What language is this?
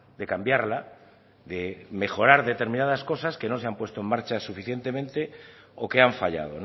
Spanish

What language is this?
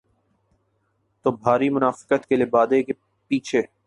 Urdu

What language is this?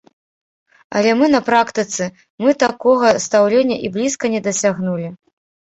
Belarusian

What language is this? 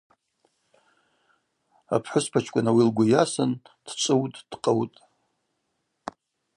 Abaza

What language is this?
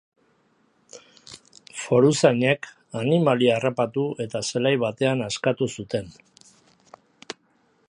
Basque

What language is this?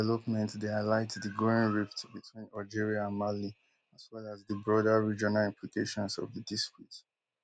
Nigerian Pidgin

